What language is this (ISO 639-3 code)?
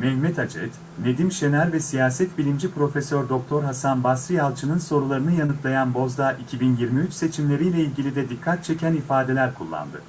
tur